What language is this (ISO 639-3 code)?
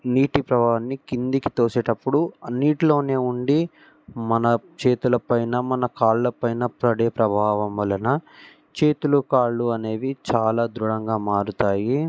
tel